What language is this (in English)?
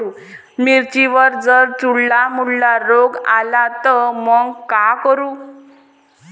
Marathi